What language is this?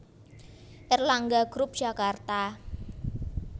Javanese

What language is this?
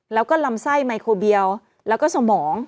Thai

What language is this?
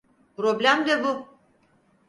Turkish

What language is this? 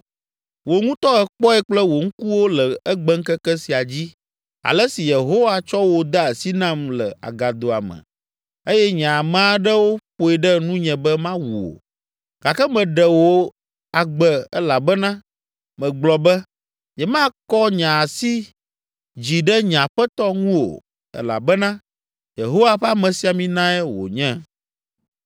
Ewe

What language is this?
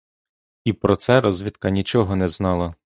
Ukrainian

